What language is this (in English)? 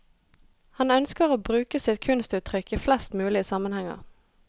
Norwegian